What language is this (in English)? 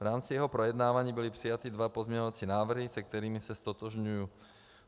Czech